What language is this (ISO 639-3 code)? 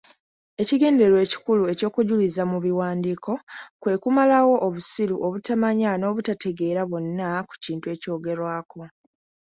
lug